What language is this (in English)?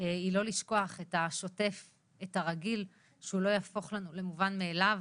Hebrew